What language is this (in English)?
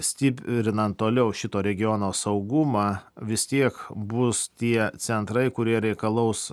Lithuanian